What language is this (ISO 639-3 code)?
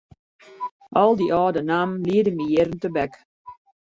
fry